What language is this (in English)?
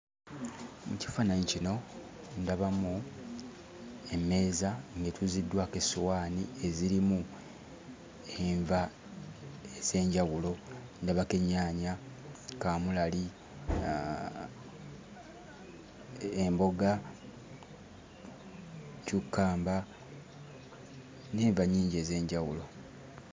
Ganda